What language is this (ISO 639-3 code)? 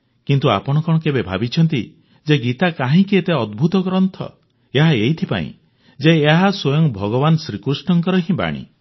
ori